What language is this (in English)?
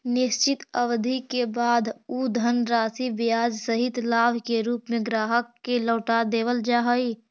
Magahi